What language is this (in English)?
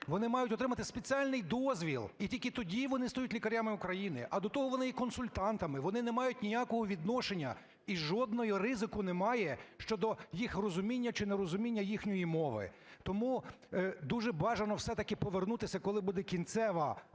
Ukrainian